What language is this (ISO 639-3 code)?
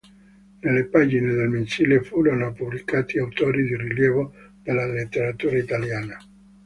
ita